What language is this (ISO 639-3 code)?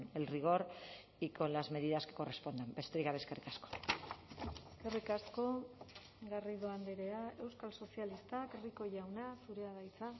eus